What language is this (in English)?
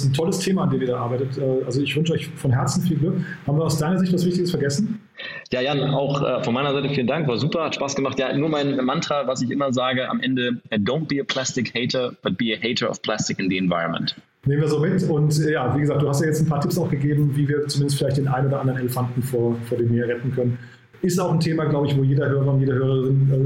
German